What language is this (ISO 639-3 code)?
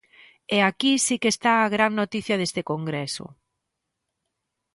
glg